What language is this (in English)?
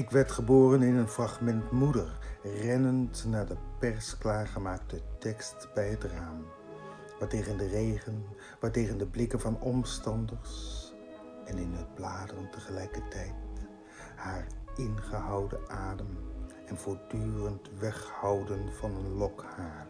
Dutch